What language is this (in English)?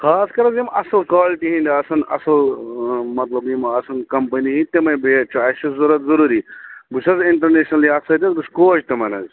Kashmiri